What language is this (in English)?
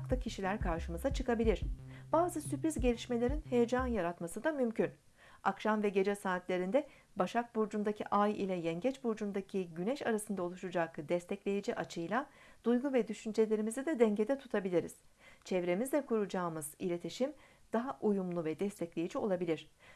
Turkish